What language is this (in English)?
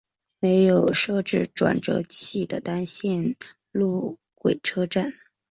Chinese